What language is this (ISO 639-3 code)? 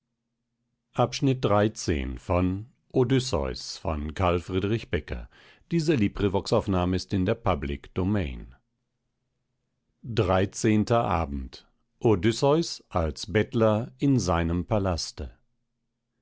deu